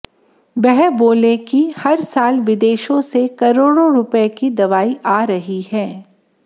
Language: Hindi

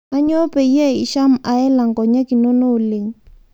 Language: Masai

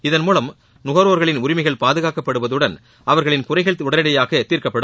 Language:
Tamil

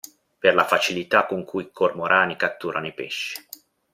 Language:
Italian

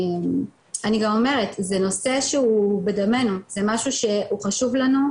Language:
Hebrew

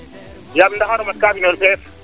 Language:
Serer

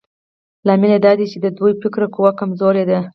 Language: Pashto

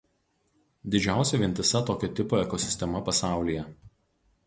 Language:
Lithuanian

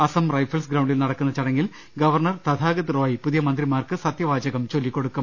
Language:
Malayalam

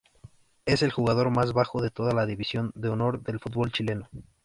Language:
Spanish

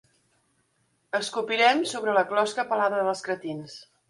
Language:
Catalan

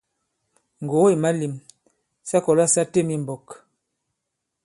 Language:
Bankon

